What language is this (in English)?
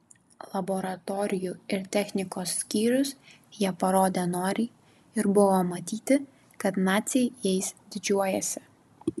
Lithuanian